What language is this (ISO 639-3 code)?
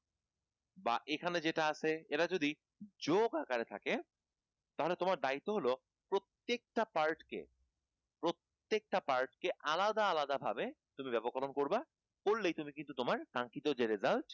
ben